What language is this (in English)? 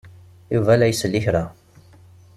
Kabyle